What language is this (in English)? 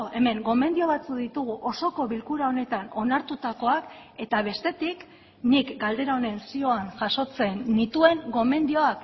Basque